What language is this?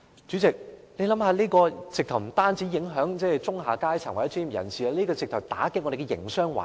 Cantonese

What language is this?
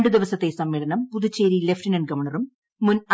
Malayalam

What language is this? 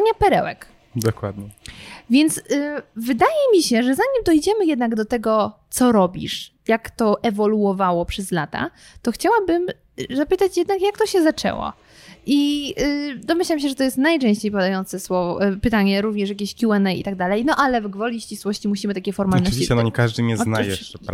Polish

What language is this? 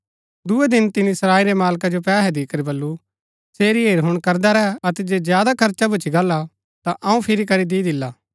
Gaddi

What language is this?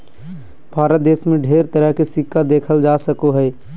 Magahi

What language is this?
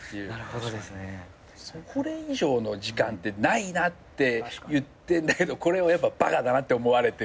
Japanese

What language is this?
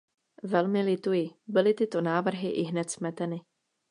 Czech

